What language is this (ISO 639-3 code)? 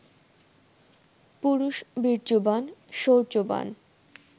ben